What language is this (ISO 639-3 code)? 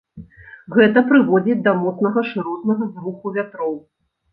bel